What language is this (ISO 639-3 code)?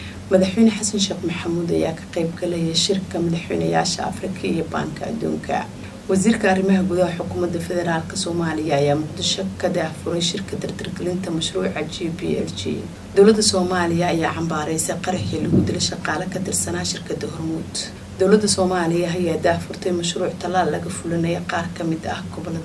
ara